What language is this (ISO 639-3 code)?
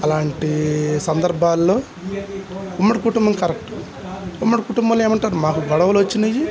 tel